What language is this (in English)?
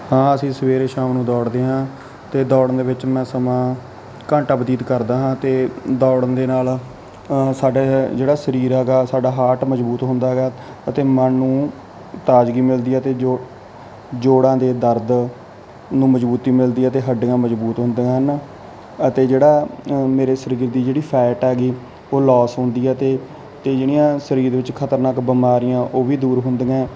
Punjabi